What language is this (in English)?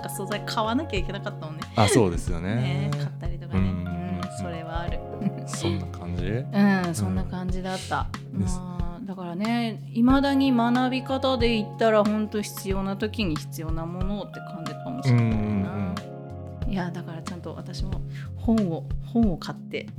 Japanese